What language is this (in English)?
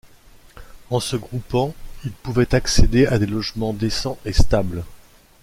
French